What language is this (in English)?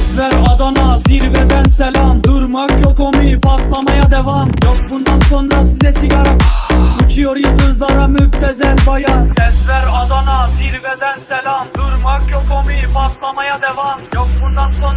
Turkish